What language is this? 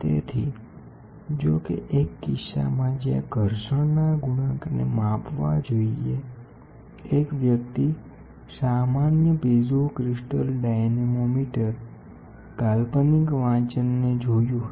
Gujarati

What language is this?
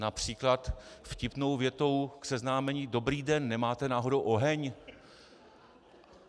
Czech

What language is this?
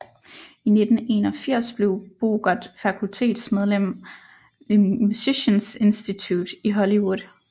Danish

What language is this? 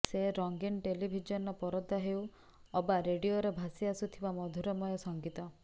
Odia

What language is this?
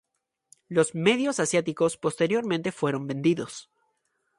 Spanish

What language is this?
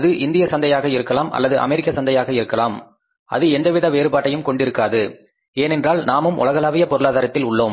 Tamil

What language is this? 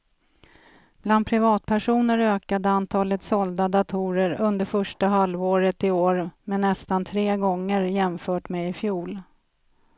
Swedish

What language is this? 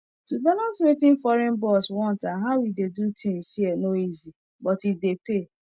Nigerian Pidgin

